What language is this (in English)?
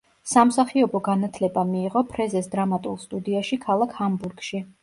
Georgian